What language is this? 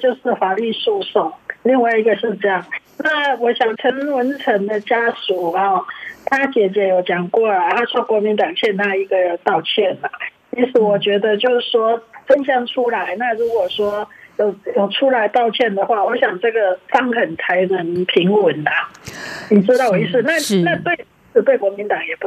Chinese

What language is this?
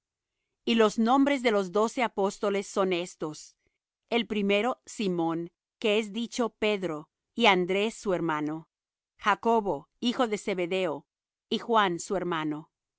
Spanish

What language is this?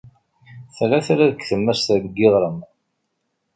Kabyle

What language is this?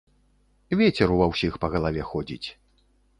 Belarusian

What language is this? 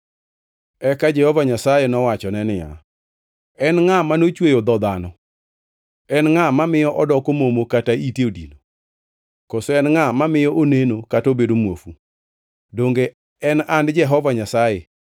Luo (Kenya and Tanzania)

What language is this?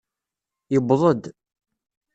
Kabyle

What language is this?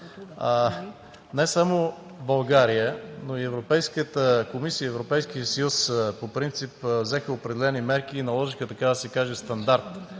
Bulgarian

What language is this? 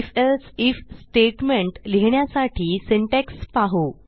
Marathi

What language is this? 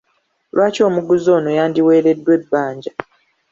Ganda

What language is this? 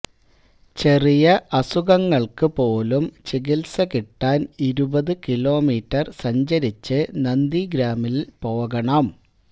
Malayalam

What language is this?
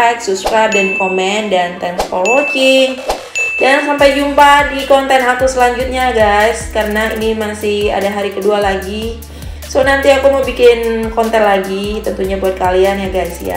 Indonesian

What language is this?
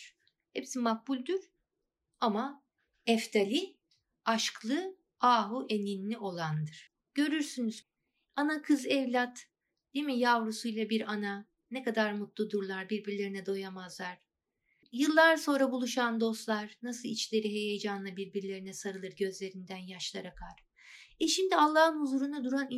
Turkish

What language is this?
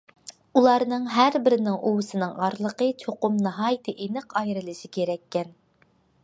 Uyghur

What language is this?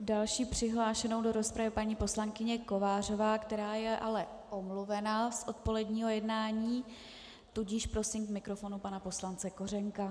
Czech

